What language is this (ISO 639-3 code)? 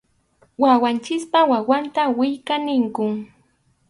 qxu